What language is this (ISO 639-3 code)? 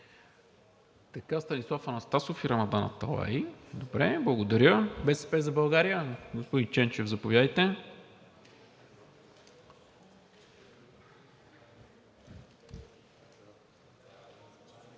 bul